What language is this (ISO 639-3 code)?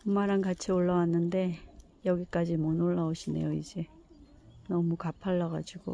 kor